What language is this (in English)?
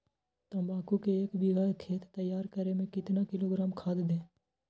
Magahi